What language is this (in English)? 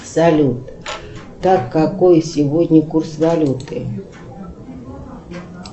Russian